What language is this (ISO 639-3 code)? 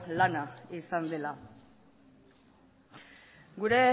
eus